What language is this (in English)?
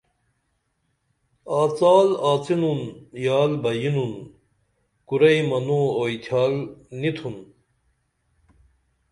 Dameli